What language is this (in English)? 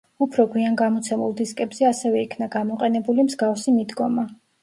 Georgian